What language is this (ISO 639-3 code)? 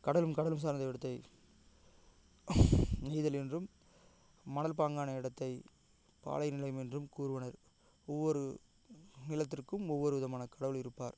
tam